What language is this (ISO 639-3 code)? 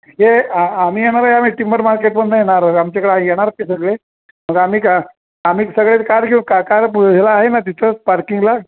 mar